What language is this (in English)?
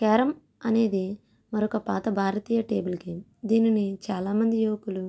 Telugu